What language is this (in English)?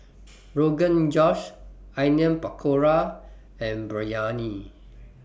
English